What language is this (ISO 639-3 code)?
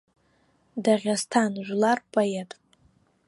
abk